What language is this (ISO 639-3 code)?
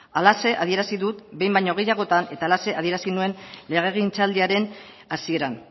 eus